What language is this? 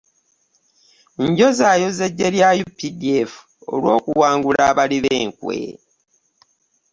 Ganda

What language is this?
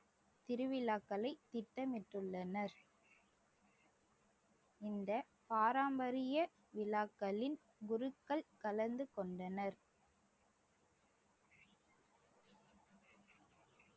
Tamil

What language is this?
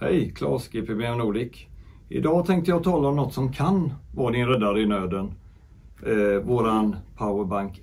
Swedish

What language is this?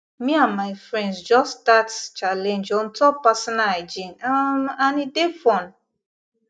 Nigerian Pidgin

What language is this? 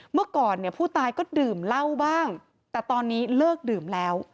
Thai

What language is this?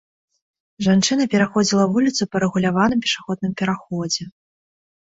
Belarusian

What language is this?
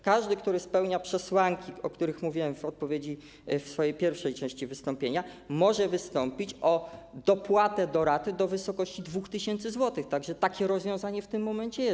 Polish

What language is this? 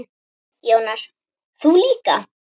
Icelandic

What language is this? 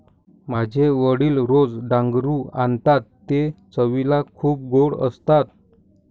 Marathi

